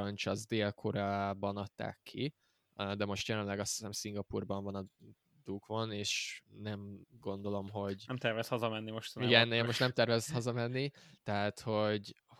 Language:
Hungarian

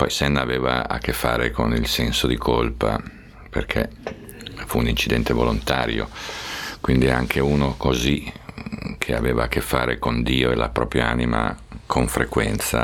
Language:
Italian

